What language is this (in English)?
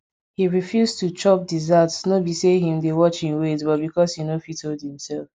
Nigerian Pidgin